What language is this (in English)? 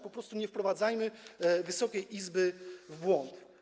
Polish